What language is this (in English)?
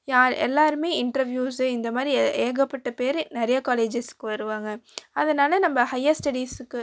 Tamil